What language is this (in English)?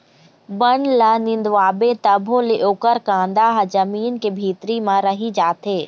Chhattisgarhi